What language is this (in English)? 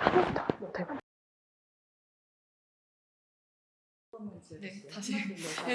Korean